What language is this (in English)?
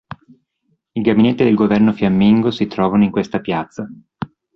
Italian